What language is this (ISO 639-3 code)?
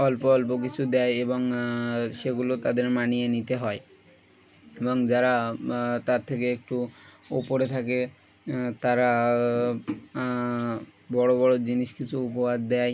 ben